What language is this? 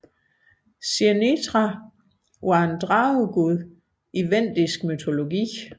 Danish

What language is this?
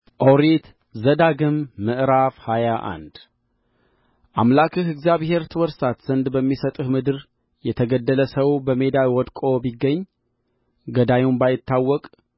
Amharic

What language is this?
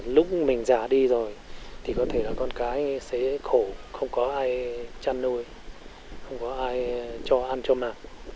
Vietnamese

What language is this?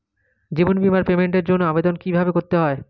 Bangla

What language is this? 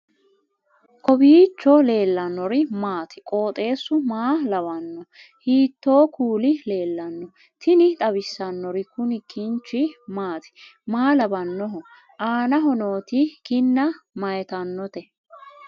Sidamo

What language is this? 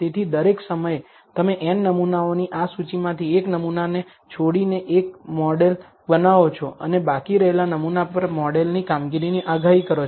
Gujarati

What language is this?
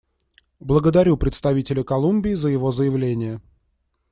Russian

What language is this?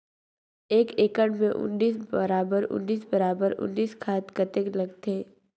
Chhattisgarhi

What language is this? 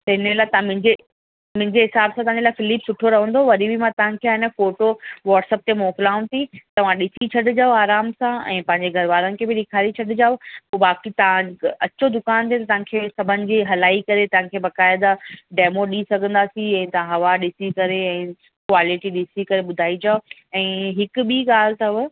Sindhi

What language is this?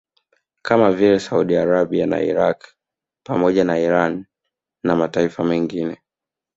Swahili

